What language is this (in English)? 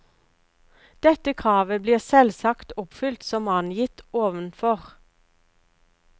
Norwegian